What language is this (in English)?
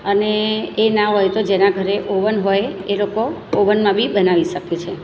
Gujarati